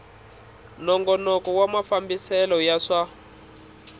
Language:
Tsonga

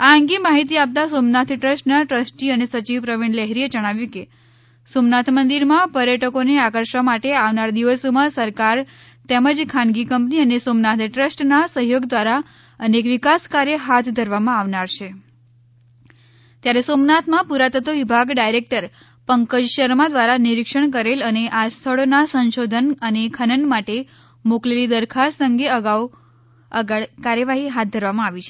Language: Gujarati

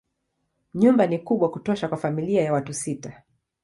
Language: Swahili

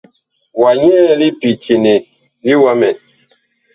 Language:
Bakoko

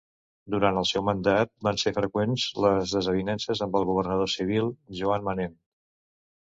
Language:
Catalan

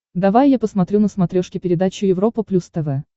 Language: Russian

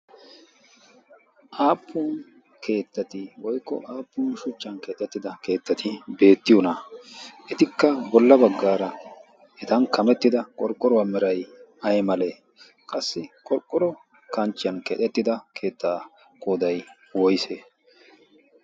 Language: Wolaytta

